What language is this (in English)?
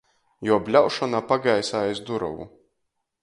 Latgalian